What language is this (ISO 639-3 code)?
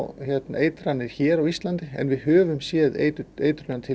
isl